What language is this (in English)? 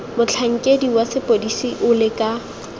Tswana